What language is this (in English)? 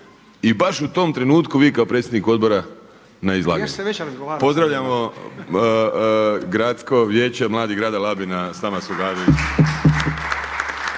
Croatian